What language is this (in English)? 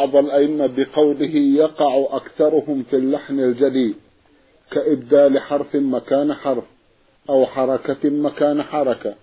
Arabic